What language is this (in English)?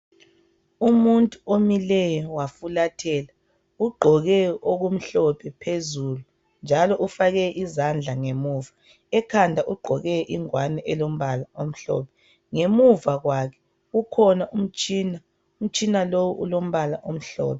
North Ndebele